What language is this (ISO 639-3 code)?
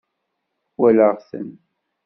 kab